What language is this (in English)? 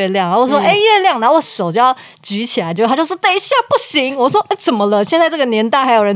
Chinese